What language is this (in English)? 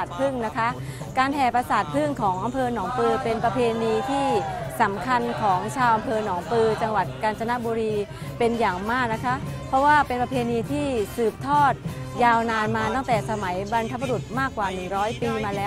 Thai